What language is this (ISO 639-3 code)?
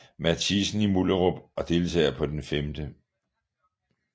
dan